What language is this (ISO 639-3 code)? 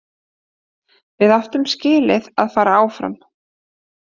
isl